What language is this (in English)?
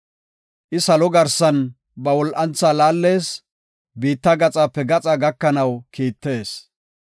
Gofa